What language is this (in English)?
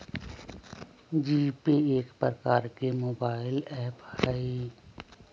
Magahi